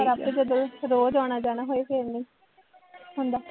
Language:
Punjabi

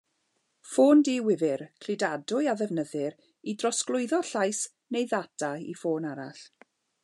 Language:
Welsh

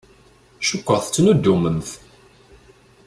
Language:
Kabyle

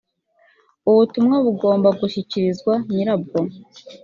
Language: Kinyarwanda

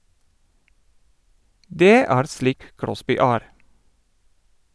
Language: Norwegian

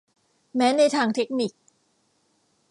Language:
Thai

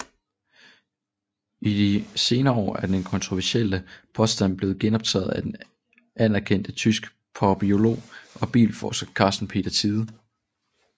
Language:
Danish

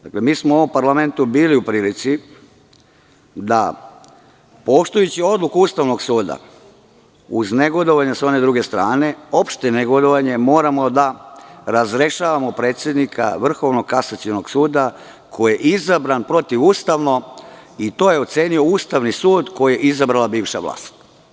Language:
Serbian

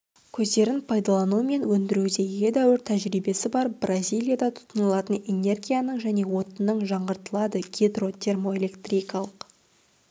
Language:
Kazakh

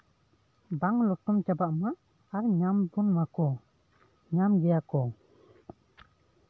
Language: Santali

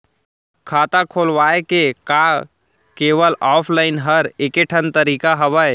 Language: Chhattisgarhi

